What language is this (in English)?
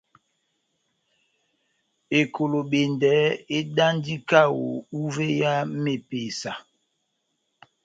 Batanga